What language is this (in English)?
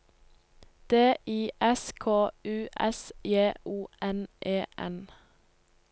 Norwegian